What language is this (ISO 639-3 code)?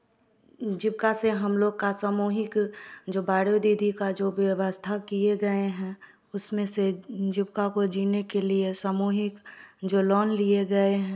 hin